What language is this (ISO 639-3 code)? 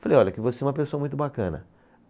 por